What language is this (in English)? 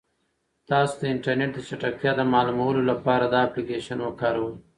Pashto